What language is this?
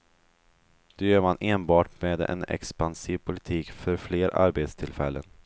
Swedish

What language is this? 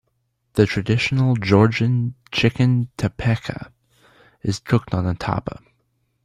English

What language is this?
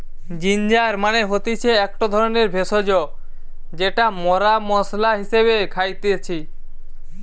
Bangla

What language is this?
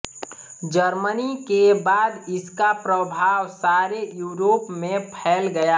Hindi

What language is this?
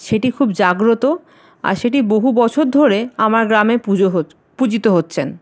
Bangla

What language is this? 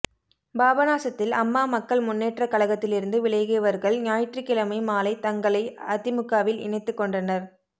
Tamil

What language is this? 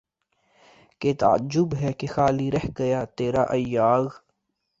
Urdu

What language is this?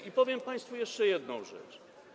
Polish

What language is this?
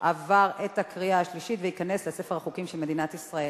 Hebrew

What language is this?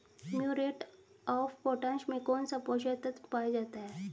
Hindi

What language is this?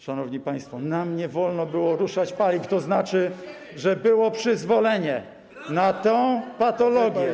Polish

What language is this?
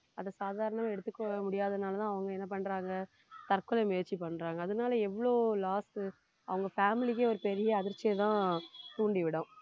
Tamil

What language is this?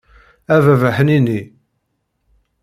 Kabyle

